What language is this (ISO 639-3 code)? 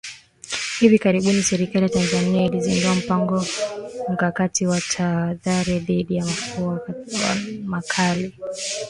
swa